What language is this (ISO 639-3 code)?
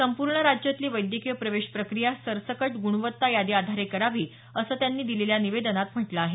mar